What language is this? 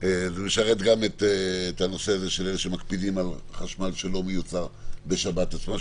Hebrew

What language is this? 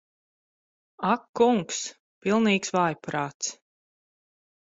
Latvian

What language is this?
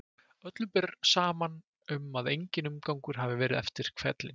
Icelandic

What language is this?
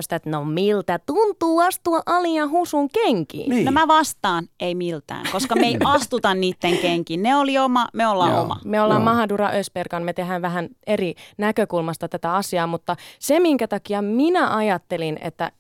Finnish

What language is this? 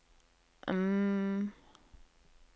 Norwegian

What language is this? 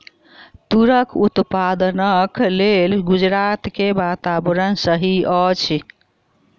Maithili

